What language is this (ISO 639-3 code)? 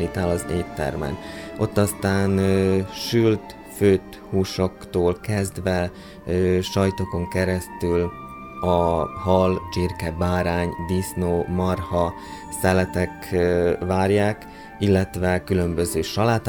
hun